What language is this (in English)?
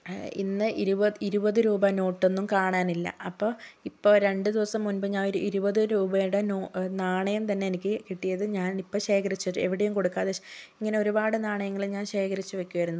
Malayalam